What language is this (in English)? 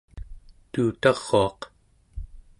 Central Yupik